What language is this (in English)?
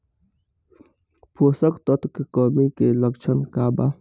Bhojpuri